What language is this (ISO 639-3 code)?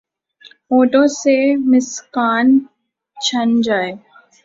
urd